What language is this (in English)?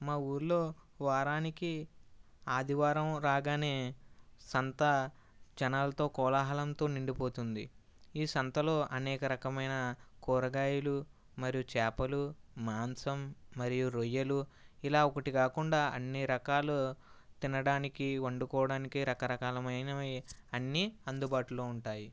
Telugu